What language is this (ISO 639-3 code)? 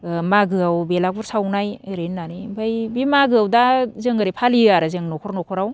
brx